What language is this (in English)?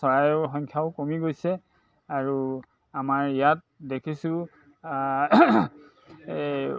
Assamese